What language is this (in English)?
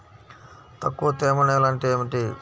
Telugu